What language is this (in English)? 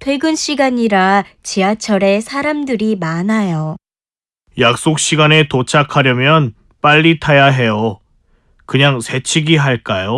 Korean